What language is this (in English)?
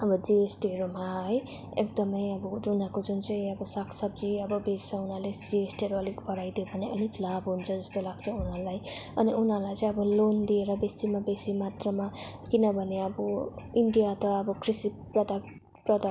Nepali